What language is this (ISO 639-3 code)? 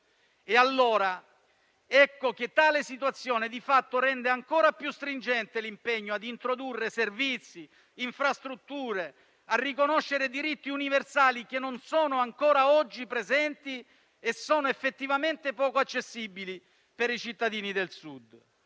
ita